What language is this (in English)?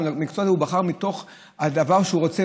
Hebrew